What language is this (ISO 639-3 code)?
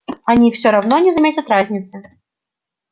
rus